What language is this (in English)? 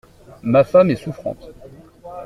French